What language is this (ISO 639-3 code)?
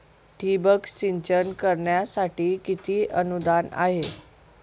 mar